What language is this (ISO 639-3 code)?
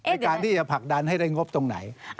tha